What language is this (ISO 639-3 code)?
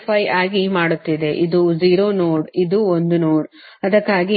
kan